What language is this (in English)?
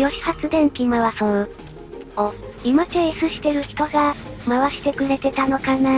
Japanese